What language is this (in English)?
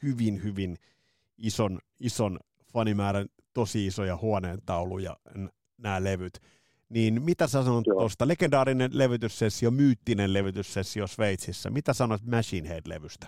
Finnish